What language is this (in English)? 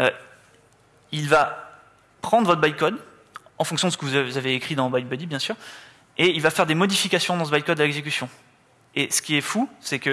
French